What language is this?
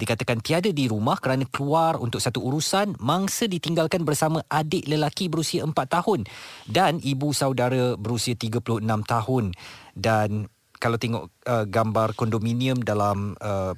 Malay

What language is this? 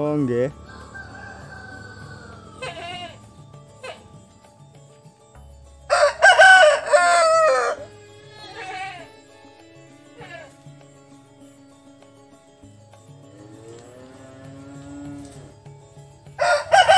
Indonesian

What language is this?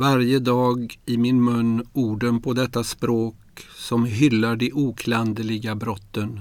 Swedish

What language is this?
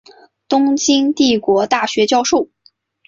Chinese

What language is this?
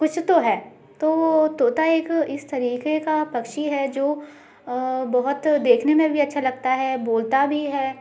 Hindi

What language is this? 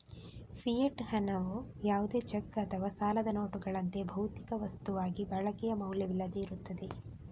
Kannada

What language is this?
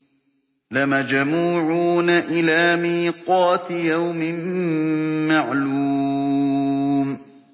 Arabic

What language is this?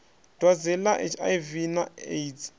Venda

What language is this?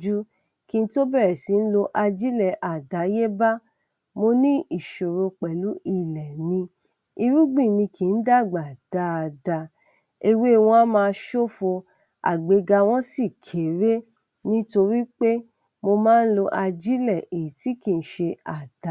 Yoruba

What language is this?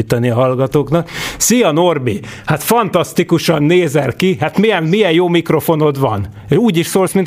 Hungarian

